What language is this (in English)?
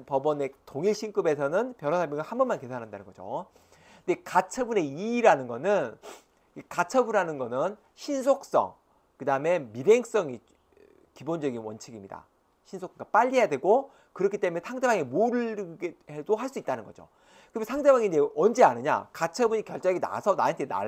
Korean